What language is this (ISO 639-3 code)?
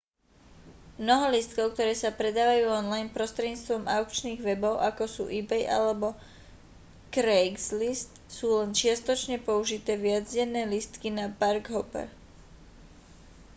slk